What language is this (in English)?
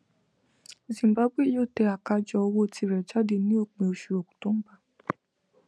Yoruba